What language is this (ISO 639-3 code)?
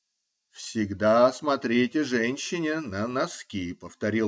rus